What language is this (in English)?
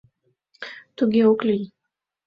Mari